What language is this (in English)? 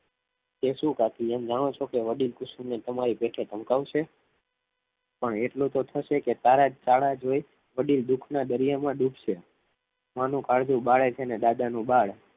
Gujarati